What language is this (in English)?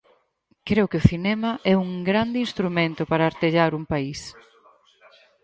Galician